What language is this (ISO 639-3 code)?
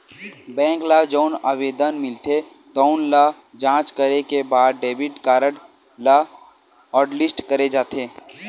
hne